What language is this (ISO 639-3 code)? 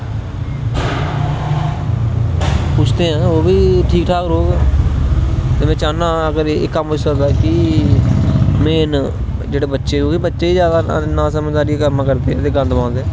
doi